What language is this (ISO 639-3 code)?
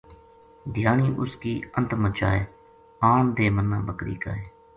gju